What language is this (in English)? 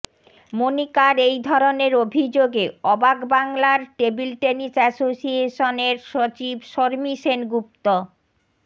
Bangla